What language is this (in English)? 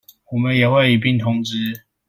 Chinese